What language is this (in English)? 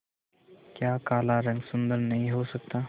Hindi